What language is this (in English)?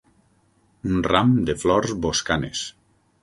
Catalan